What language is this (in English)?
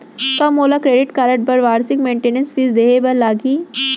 Chhattisgarhi